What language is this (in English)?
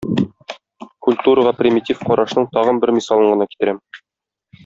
Tatar